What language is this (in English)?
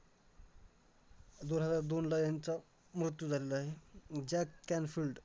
Marathi